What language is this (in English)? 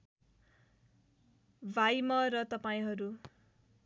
Nepali